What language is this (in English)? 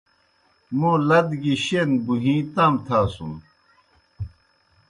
Kohistani Shina